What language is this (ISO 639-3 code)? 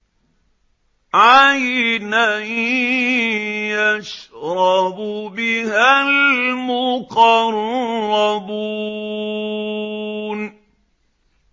ara